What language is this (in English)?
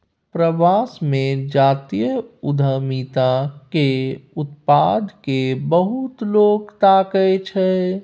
Maithili